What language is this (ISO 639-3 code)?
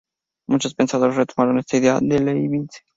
spa